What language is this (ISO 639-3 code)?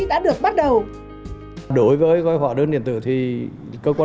vie